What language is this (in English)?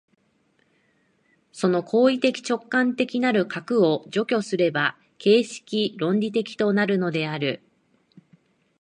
Japanese